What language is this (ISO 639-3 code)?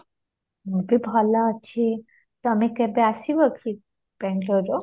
ori